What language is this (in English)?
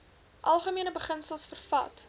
Afrikaans